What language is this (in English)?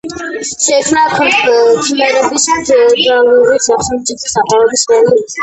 Georgian